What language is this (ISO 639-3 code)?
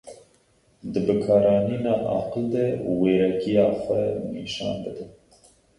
kur